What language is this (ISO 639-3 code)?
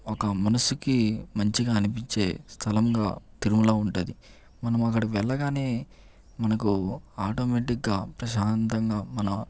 tel